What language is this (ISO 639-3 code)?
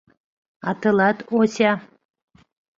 chm